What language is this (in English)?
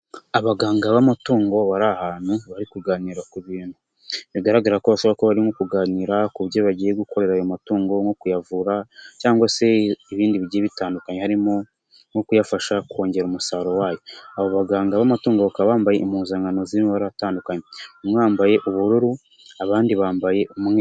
Kinyarwanda